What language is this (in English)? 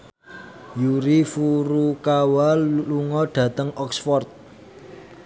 Javanese